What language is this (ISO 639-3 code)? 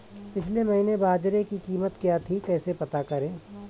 hin